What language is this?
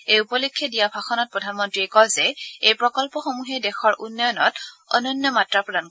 Assamese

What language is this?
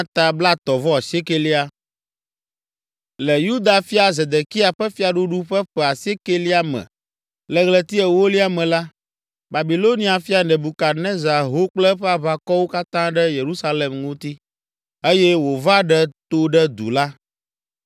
Ewe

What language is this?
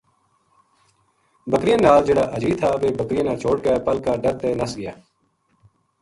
Gujari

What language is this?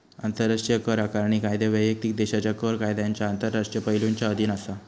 Marathi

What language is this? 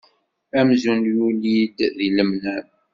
Kabyle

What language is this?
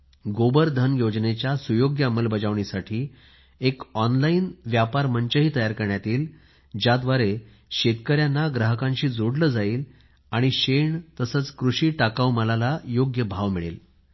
Marathi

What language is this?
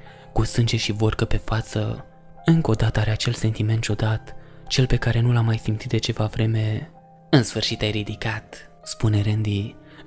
Romanian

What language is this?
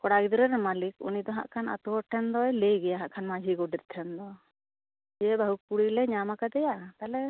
Santali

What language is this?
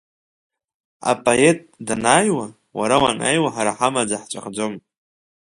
Abkhazian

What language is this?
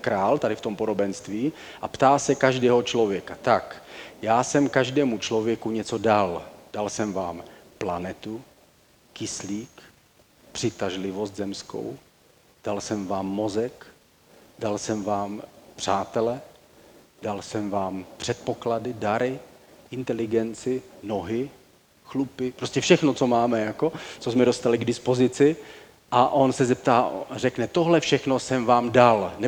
Czech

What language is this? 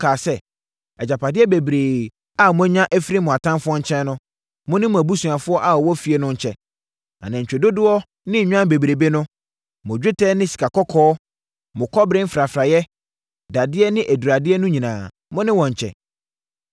Akan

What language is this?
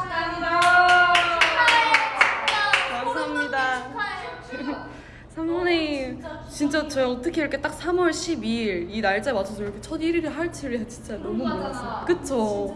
Korean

